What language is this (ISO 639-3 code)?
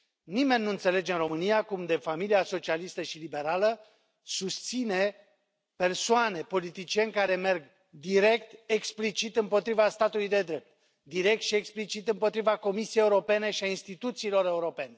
ron